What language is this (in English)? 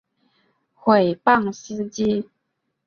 Chinese